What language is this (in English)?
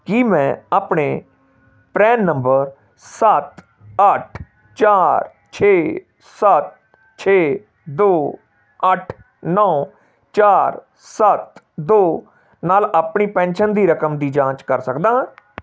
Punjabi